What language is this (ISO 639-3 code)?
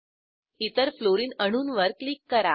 mar